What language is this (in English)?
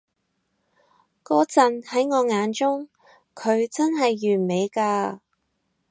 Cantonese